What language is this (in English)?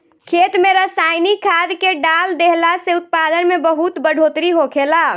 Bhojpuri